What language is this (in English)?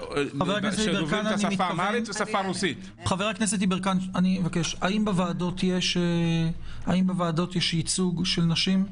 Hebrew